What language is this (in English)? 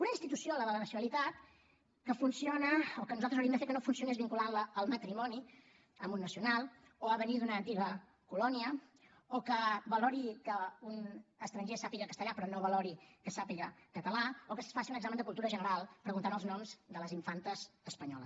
Catalan